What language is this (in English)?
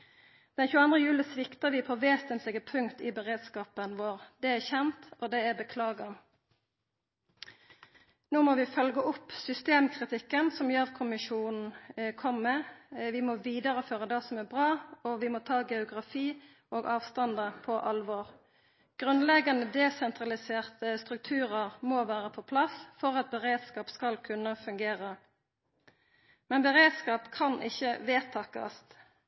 Norwegian Nynorsk